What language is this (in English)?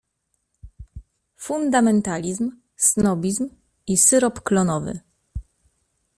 Polish